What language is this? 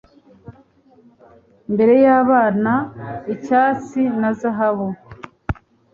Kinyarwanda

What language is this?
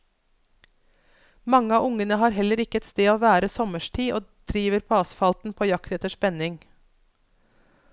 Norwegian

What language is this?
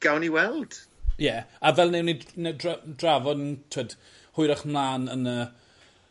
Welsh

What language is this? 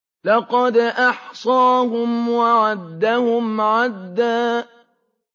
Arabic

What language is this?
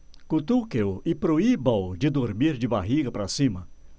Portuguese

